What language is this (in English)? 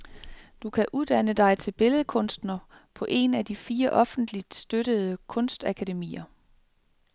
Danish